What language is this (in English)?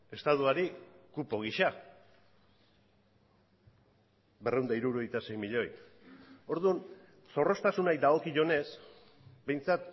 Basque